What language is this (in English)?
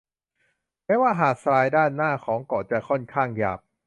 Thai